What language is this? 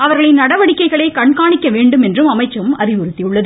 Tamil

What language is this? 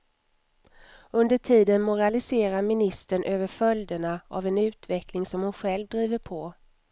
Swedish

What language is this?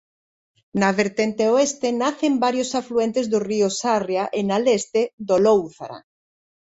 Galician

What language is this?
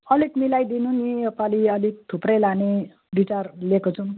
Nepali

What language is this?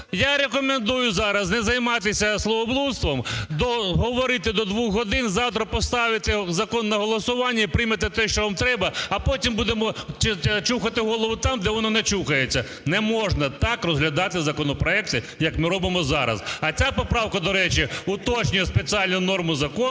Ukrainian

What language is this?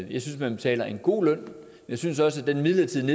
Danish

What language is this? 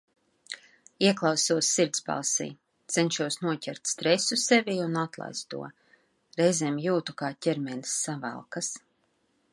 Latvian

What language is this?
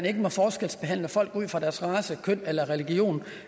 Danish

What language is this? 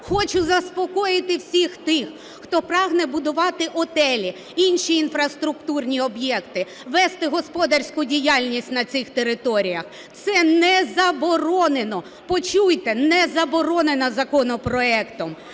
Ukrainian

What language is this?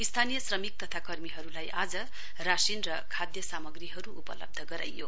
Nepali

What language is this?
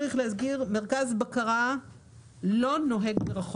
Hebrew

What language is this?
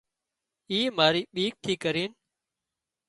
Wadiyara Koli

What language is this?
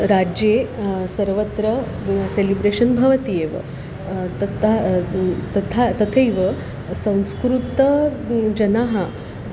Sanskrit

